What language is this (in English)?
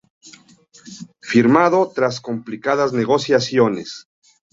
Spanish